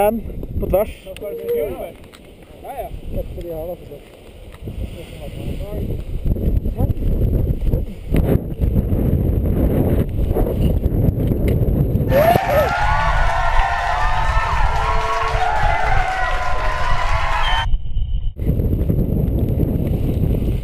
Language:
Norwegian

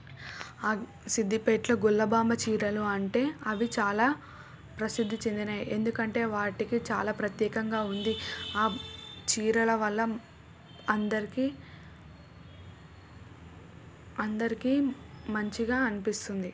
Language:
Telugu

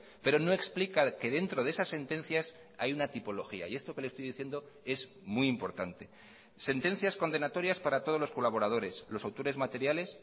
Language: Spanish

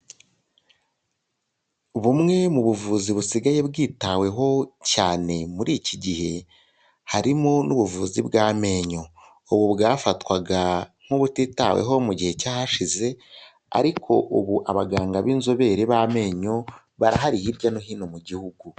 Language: Kinyarwanda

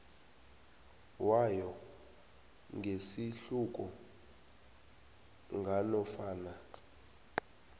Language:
South Ndebele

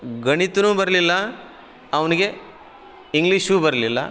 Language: Kannada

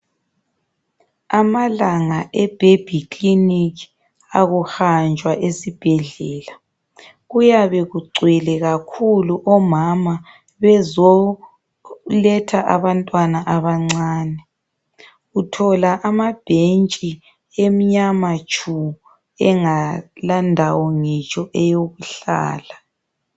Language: North Ndebele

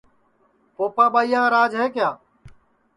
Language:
Sansi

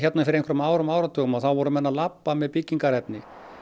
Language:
Icelandic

